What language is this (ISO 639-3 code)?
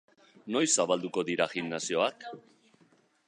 eus